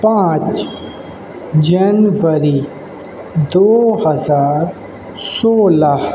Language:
Urdu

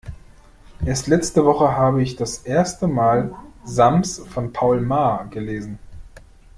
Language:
German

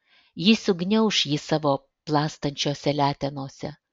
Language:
Lithuanian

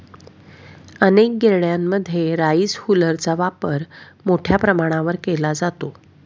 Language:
Marathi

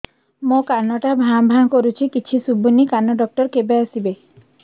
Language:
Odia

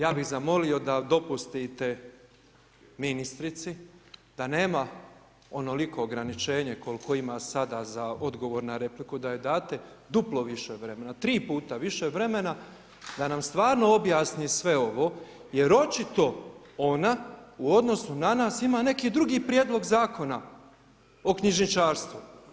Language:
Croatian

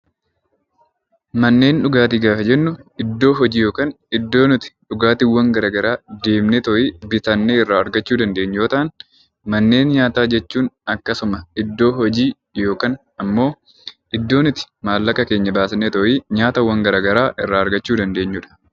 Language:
Oromo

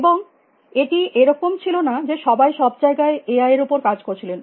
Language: Bangla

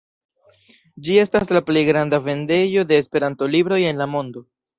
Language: Esperanto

